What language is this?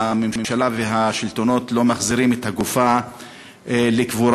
Hebrew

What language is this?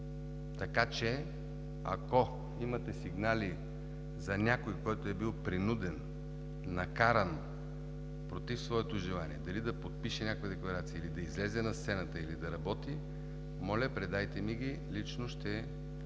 Bulgarian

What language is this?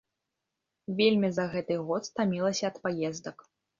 Belarusian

